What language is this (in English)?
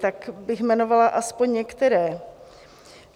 Czech